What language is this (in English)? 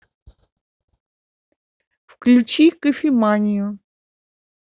Russian